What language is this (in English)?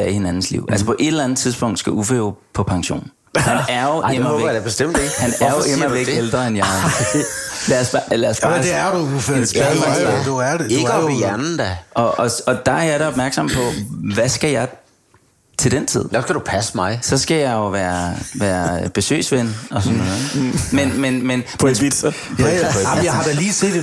Danish